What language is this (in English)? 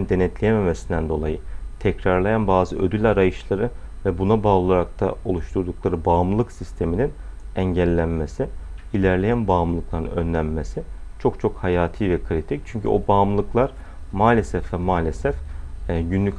Turkish